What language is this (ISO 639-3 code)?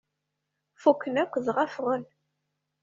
kab